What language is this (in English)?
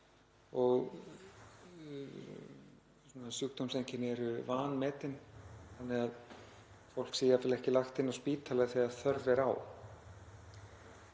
Icelandic